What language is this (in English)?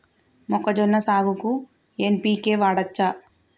Telugu